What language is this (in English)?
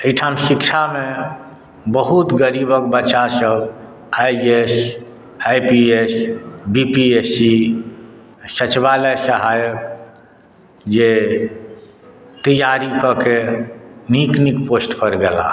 Maithili